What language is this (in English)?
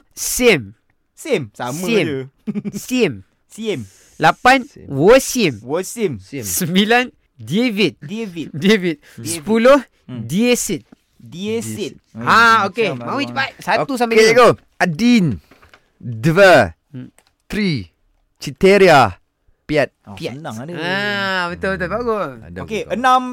Malay